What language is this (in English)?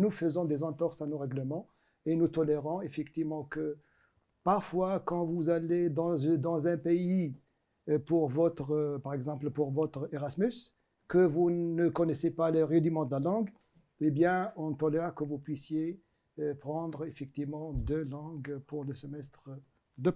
French